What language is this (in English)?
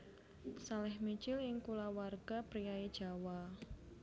Javanese